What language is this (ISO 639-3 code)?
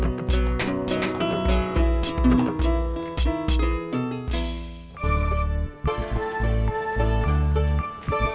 ind